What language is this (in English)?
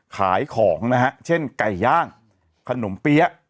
Thai